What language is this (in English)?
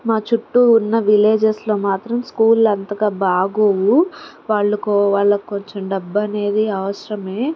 Telugu